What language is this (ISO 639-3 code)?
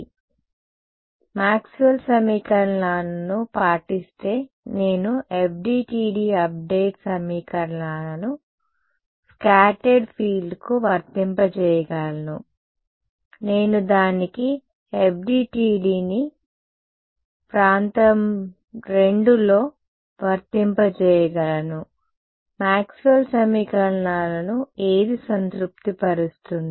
tel